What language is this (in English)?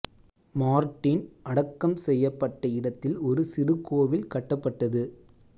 Tamil